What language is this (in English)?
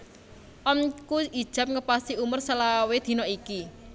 Javanese